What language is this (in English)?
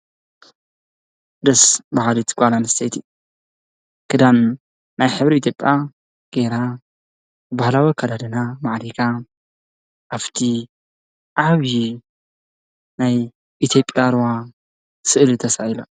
Tigrinya